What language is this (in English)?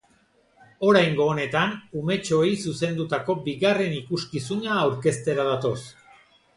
Basque